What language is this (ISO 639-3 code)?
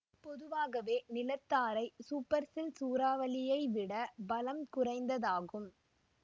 tam